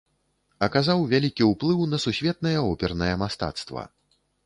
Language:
Belarusian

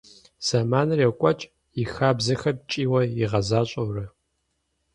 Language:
Kabardian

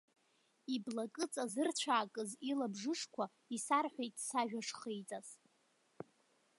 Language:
Abkhazian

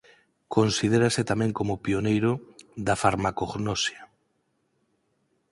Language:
Galician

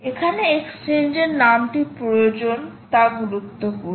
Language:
Bangla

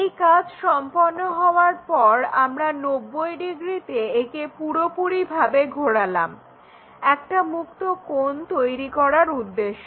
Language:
Bangla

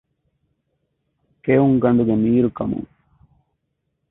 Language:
Divehi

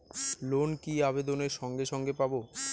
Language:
Bangla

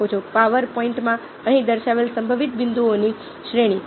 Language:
Gujarati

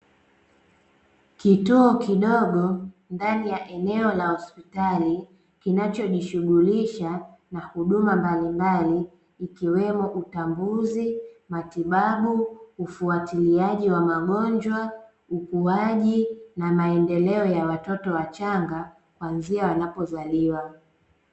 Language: Swahili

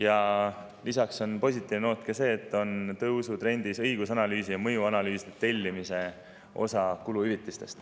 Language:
Estonian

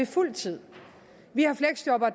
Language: Danish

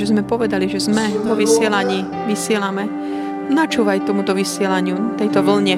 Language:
Slovak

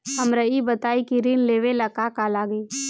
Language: Bhojpuri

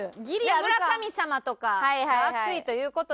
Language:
Japanese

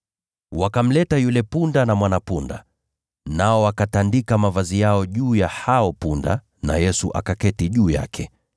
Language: Swahili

